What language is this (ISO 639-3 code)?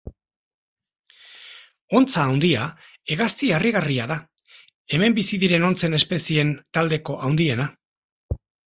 eus